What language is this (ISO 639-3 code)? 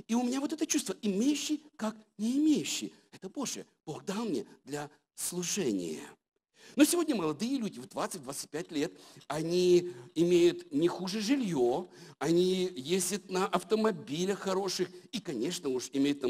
rus